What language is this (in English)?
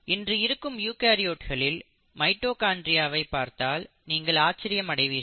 Tamil